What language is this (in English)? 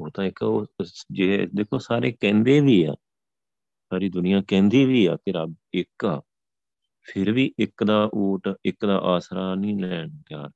Punjabi